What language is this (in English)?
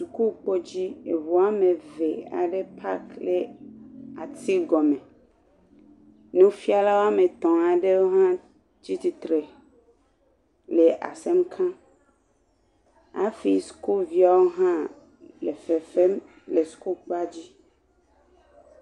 Ewe